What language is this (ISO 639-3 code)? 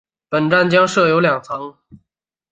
zho